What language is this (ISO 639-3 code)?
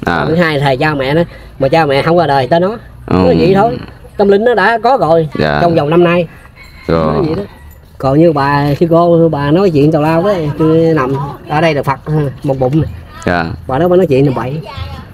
vie